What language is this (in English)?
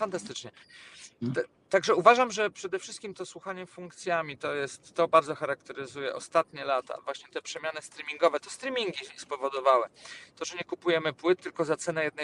Polish